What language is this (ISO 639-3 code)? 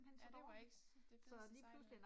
dan